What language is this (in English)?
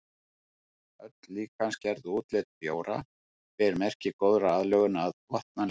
Icelandic